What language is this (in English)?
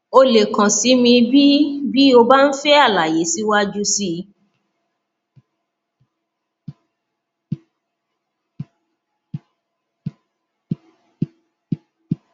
Yoruba